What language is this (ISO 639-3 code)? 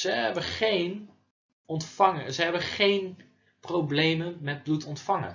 nld